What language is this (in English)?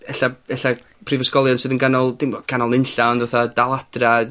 Welsh